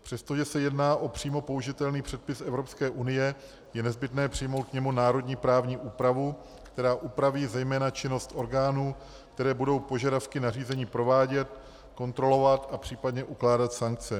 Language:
Czech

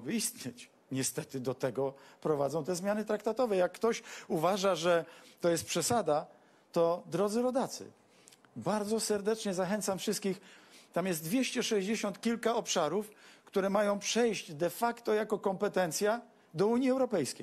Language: Polish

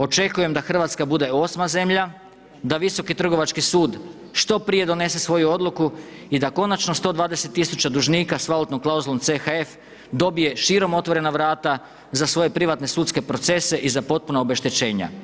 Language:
Croatian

